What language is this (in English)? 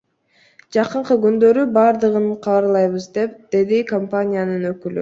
Kyrgyz